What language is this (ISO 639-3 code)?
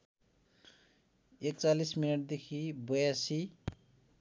nep